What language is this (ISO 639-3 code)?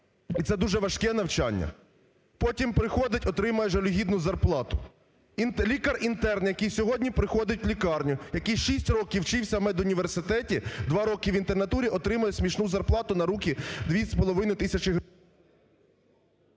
ukr